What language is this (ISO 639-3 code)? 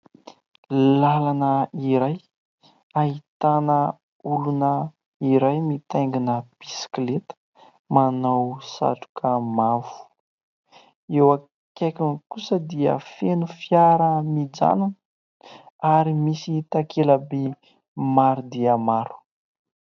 mlg